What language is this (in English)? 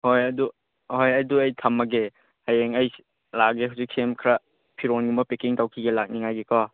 Manipuri